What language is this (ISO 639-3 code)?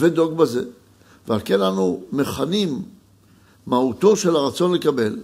heb